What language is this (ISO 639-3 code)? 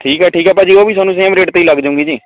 pan